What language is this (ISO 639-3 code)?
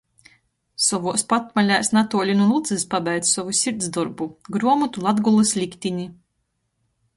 ltg